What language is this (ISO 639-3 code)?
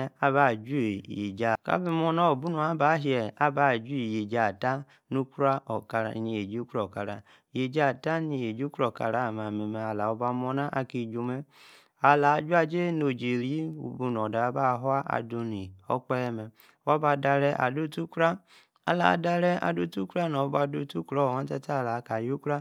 ekr